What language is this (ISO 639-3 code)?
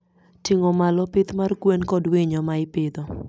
luo